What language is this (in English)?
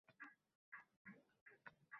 Uzbek